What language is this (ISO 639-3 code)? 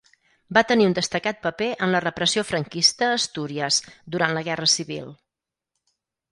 cat